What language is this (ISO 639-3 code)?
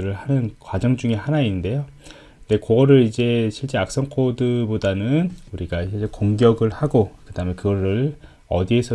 kor